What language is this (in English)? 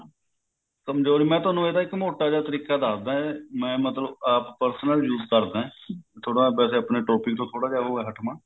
Punjabi